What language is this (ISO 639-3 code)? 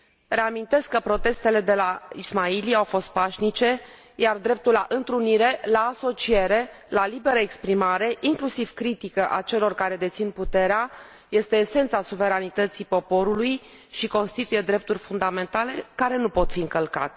ron